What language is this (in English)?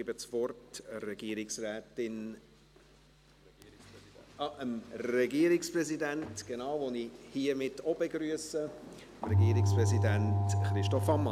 Swiss German